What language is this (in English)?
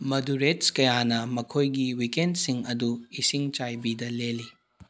Manipuri